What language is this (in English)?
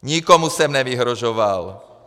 Czech